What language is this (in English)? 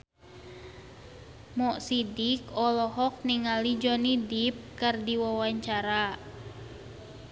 Sundanese